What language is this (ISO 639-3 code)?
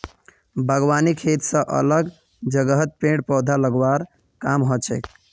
mag